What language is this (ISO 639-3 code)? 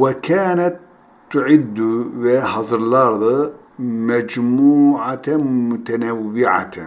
tur